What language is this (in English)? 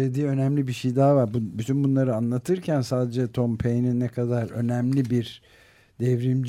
Turkish